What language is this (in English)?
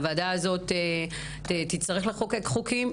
Hebrew